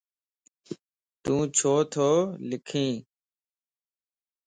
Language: Lasi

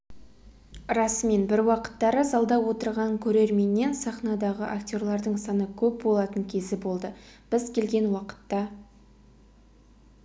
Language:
Kazakh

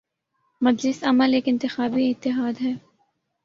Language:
Urdu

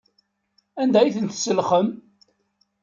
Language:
Kabyle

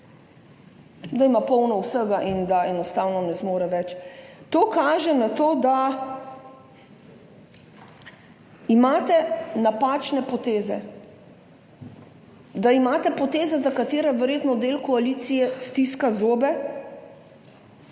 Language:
Slovenian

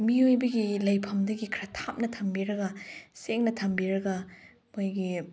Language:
Manipuri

